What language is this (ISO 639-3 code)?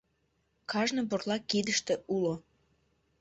chm